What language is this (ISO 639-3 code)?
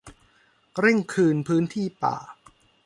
tha